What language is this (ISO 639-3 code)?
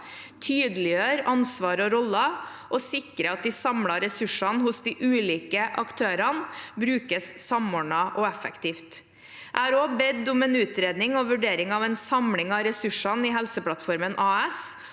nor